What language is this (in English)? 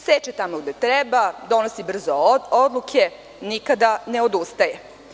Serbian